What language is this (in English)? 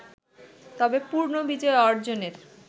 Bangla